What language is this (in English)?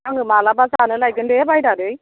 Bodo